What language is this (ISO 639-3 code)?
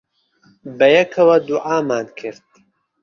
ckb